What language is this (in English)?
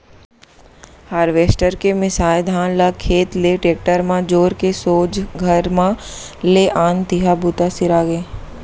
Chhattisgarhi